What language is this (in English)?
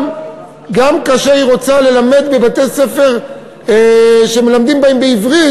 Hebrew